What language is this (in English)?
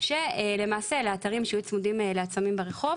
Hebrew